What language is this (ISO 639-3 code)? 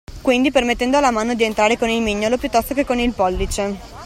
ita